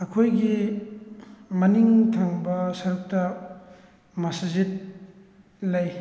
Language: Manipuri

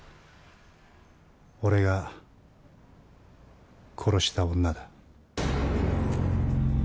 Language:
Japanese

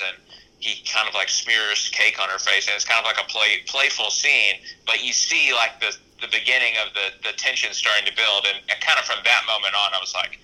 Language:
English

